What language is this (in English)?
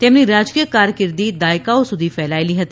Gujarati